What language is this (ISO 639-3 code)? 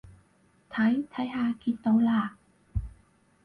yue